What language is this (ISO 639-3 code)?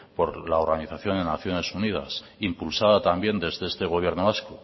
spa